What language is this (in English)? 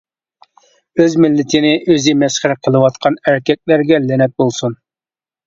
Uyghur